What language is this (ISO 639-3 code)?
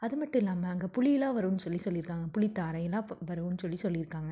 tam